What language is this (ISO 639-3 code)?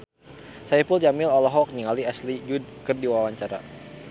sun